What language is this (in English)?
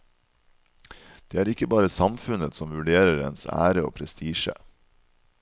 Norwegian